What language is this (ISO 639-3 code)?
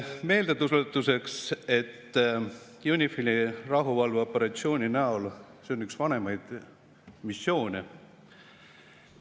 est